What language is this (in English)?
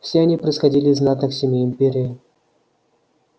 Russian